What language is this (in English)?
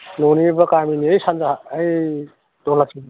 Bodo